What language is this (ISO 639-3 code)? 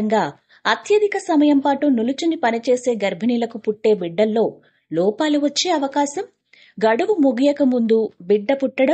tel